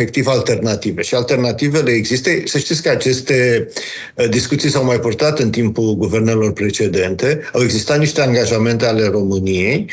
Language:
Romanian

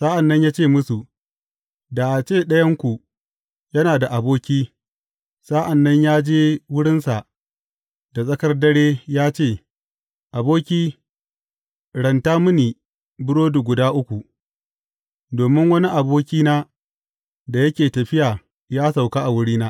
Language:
Hausa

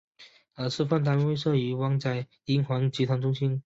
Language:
Chinese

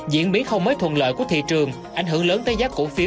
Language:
Vietnamese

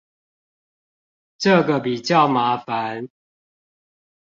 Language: Chinese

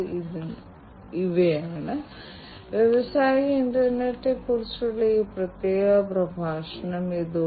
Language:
Malayalam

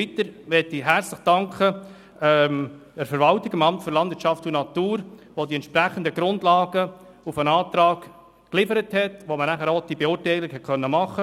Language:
Swiss German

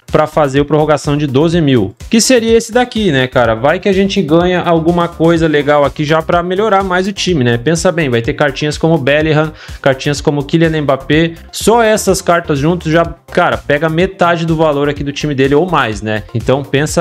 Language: Portuguese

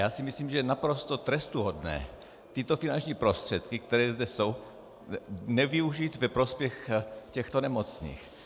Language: Czech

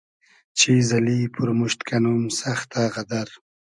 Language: Hazaragi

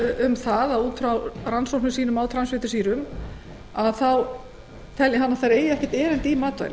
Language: Icelandic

